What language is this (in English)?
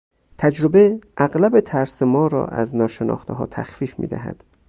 Persian